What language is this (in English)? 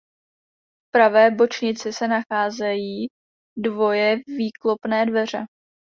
Czech